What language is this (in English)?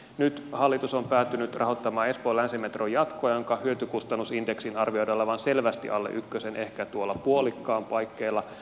Finnish